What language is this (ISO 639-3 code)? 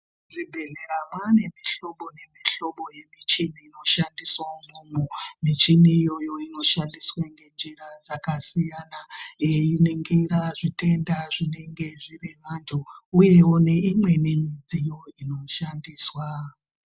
ndc